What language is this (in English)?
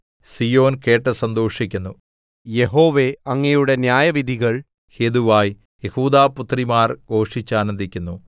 Malayalam